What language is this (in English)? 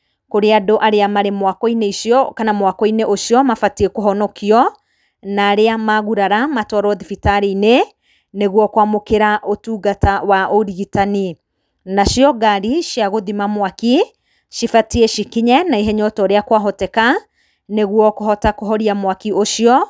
Kikuyu